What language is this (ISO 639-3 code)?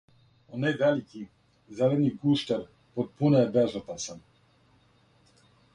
srp